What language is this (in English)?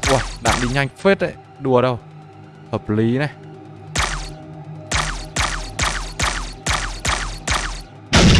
Vietnamese